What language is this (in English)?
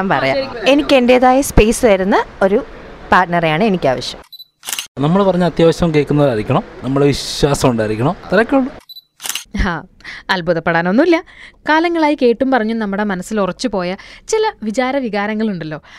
Malayalam